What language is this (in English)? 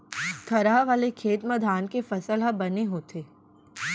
Chhattisgarhi